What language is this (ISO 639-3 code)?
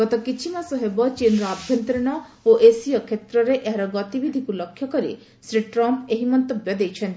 ori